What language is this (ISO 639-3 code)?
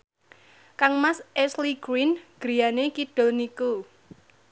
jav